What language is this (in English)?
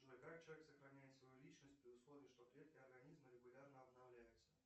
Russian